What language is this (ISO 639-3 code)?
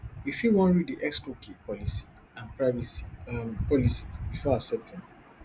pcm